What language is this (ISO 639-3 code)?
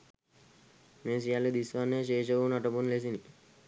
sin